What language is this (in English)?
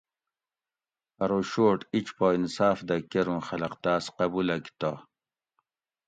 Gawri